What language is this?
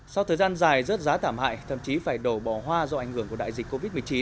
Vietnamese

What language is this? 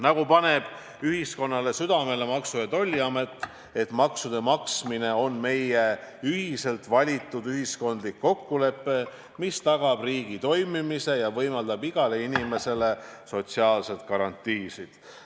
Estonian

